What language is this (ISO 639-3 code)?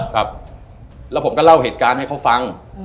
tha